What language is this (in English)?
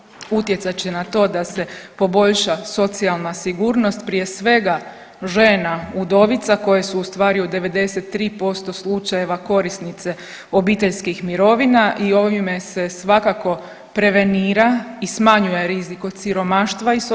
Croatian